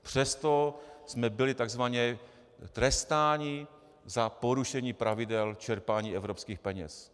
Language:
Czech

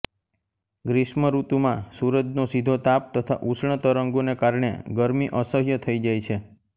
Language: Gujarati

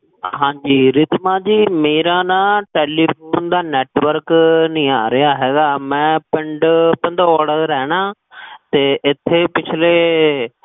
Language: Punjabi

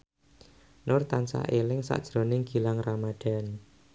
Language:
Javanese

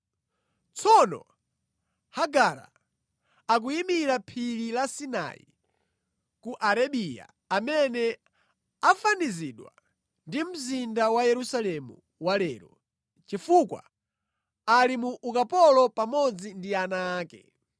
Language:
Nyanja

